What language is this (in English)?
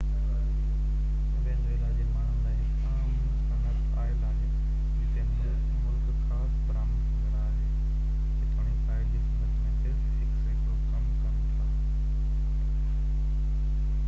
Sindhi